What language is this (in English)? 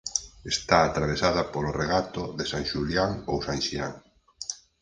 Galician